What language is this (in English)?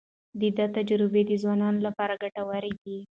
Pashto